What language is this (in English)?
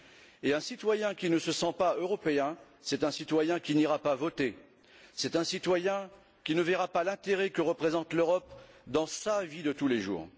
French